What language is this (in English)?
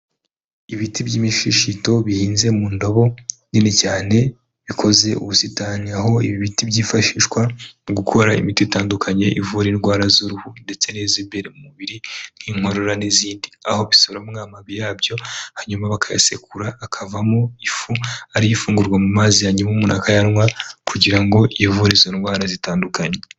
Kinyarwanda